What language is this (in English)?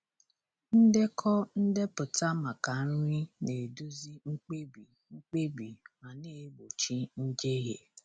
Igbo